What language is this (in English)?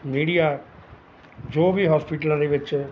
Punjabi